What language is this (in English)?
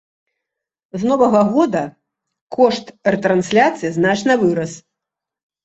Belarusian